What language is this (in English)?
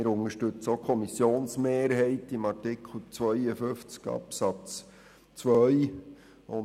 Swiss German